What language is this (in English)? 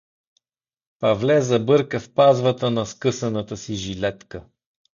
Bulgarian